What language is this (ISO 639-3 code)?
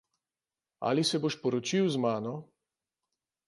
slv